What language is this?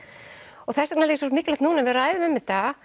Icelandic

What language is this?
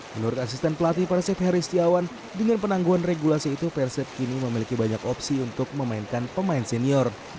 Indonesian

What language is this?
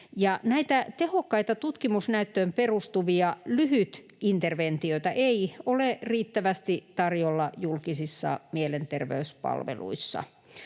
Finnish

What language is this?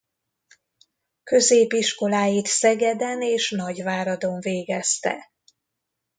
Hungarian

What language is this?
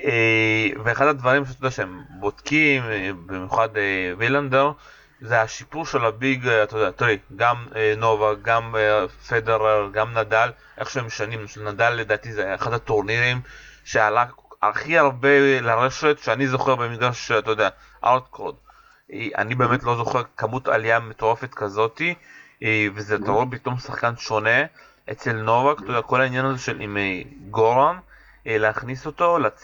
Hebrew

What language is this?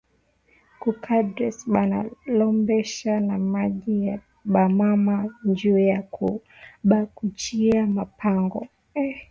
Swahili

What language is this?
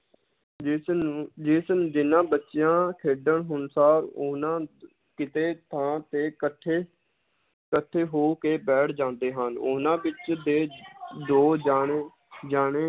Punjabi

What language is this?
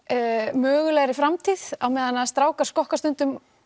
Icelandic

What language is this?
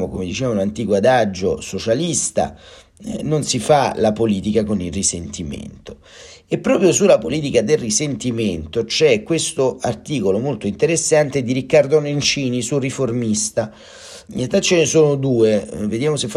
Italian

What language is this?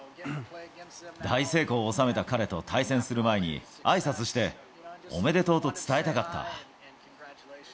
Japanese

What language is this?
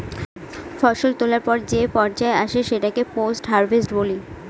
Bangla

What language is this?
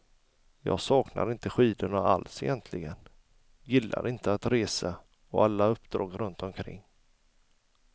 Swedish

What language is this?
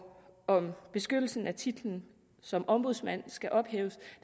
Danish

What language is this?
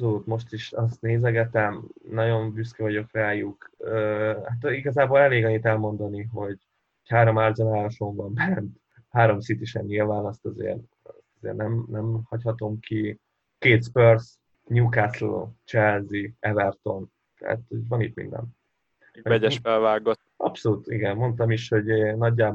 Hungarian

